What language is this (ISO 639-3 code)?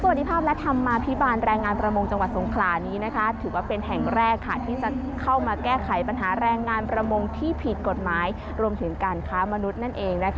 tha